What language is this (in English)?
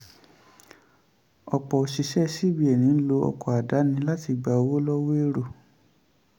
Yoruba